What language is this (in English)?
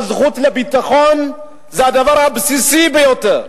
Hebrew